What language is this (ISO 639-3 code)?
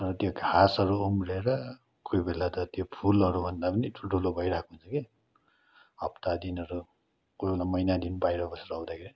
nep